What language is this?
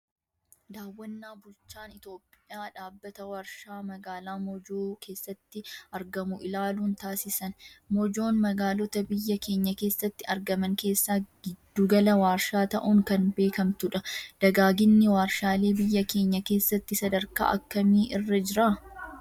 Oromo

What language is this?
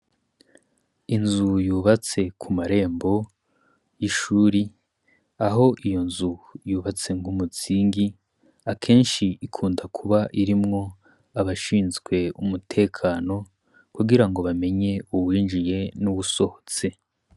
Rundi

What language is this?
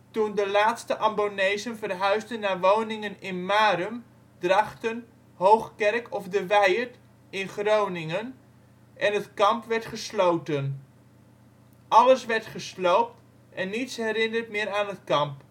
Dutch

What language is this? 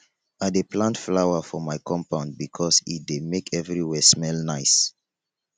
Nigerian Pidgin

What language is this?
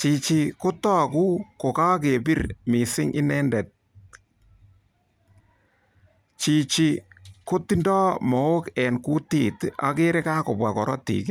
Kalenjin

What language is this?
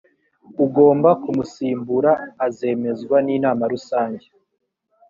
Kinyarwanda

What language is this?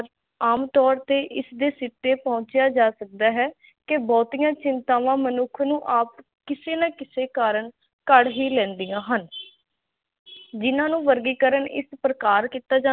Punjabi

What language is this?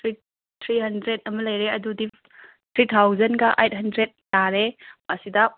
Manipuri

